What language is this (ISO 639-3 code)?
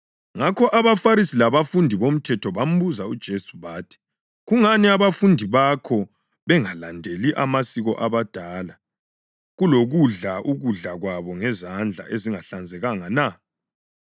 nde